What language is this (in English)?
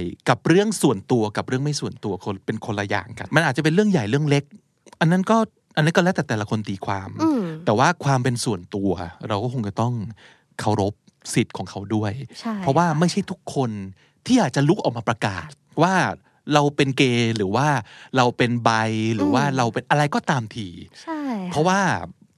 Thai